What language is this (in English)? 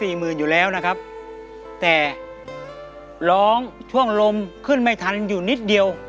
Thai